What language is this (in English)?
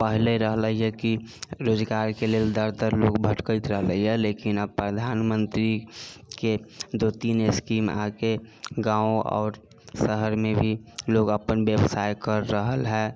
Maithili